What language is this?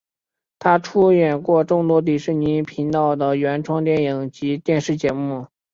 Chinese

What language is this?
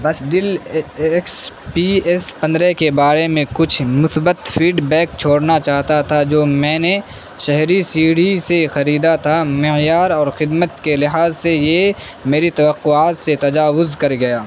Urdu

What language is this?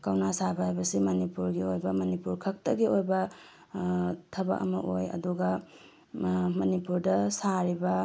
Manipuri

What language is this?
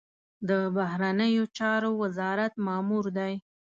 Pashto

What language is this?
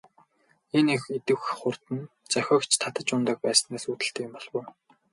Mongolian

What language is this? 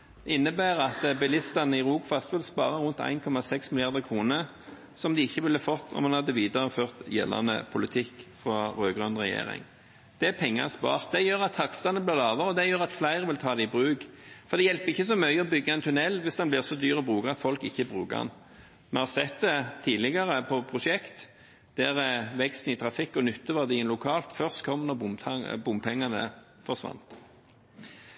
Norwegian Bokmål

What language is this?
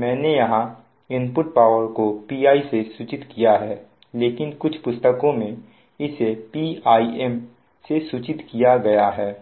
Hindi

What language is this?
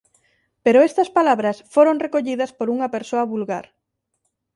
Galician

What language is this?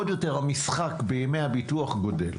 Hebrew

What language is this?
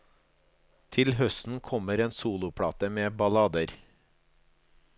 Norwegian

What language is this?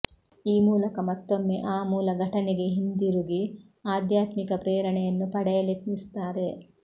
Kannada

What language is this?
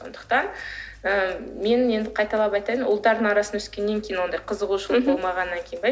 Kazakh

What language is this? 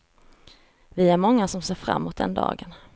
Swedish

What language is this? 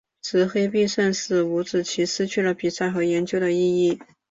Chinese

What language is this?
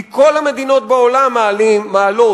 Hebrew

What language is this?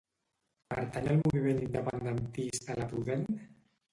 Catalan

